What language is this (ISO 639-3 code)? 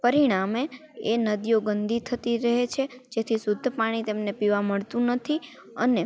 guj